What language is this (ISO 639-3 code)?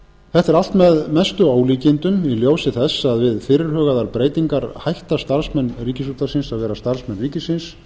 isl